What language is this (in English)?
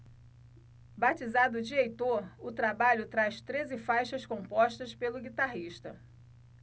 Portuguese